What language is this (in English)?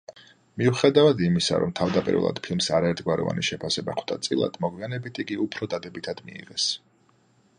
Georgian